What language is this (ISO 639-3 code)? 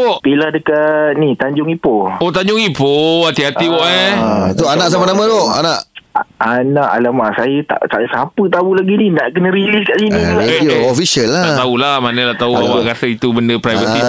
msa